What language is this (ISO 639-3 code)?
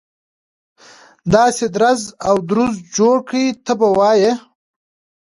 pus